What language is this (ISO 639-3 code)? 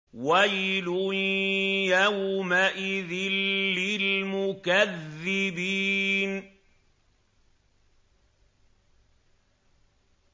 ara